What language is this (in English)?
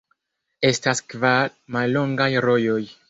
Esperanto